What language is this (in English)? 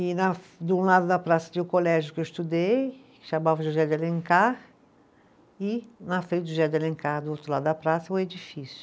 Portuguese